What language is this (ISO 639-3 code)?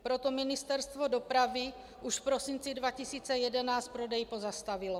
ces